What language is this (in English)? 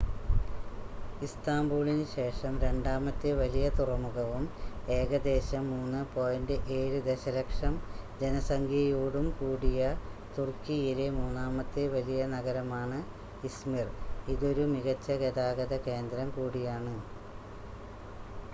Malayalam